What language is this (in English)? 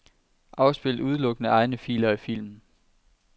Danish